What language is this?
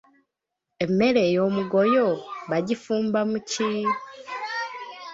Ganda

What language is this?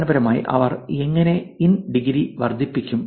Malayalam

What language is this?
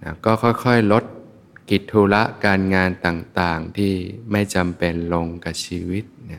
Thai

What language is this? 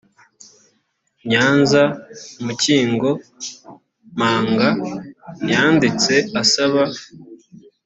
Kinyarwanda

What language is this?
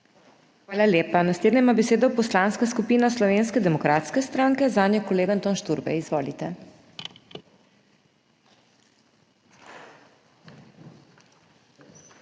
Slovenian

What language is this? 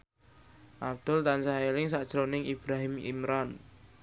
Javanese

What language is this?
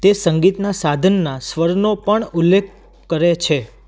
Gujarati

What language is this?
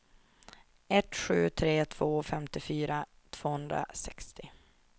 Swedish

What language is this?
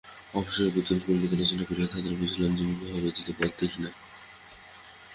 Bangla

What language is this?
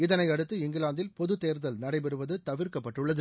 Tamil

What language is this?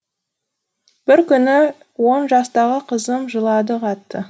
Kazakh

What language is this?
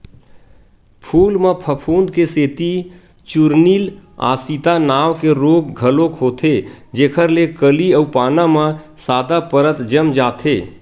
Chhattisgarhi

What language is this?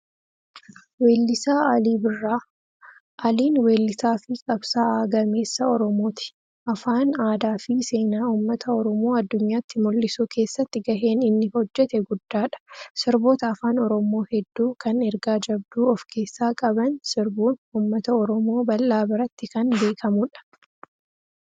Oromo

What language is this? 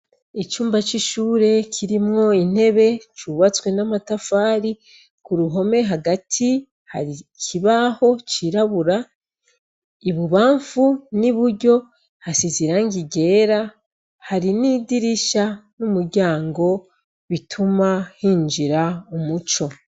Rundi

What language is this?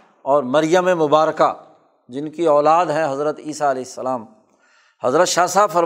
Urdu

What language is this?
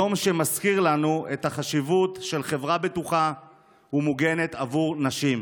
Hebrew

